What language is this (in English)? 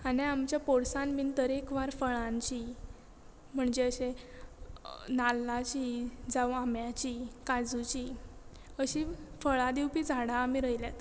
Konkani